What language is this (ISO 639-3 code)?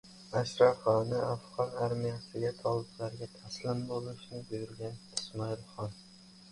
uzb